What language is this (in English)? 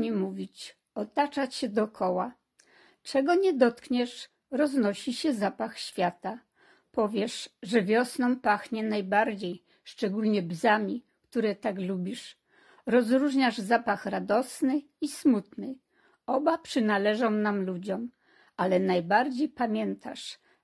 Polish